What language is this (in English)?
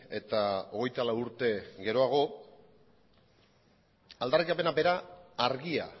Basque